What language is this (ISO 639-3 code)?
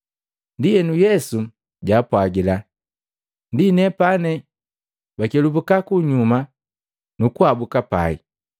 mgv